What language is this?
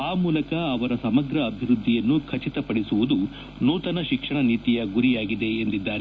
Kannada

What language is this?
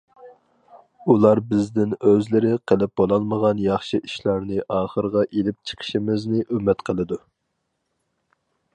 Uyghur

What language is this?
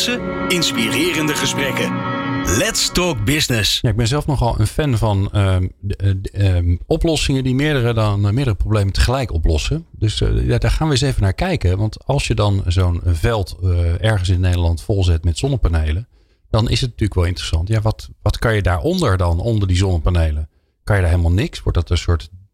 Dutch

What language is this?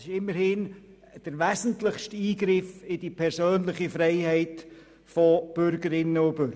Swiss German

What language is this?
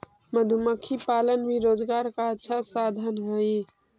Magahi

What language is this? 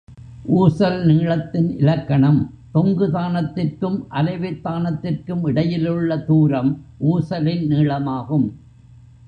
Tamil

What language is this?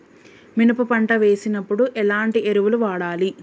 Telugu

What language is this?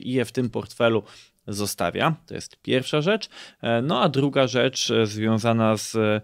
Polish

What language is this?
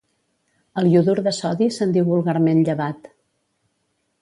Catalan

